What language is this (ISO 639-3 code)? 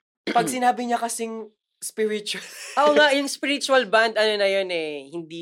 fil